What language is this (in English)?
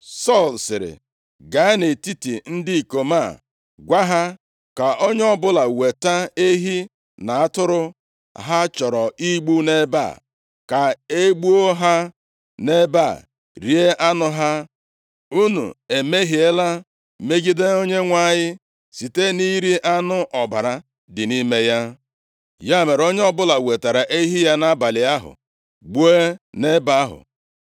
Igbo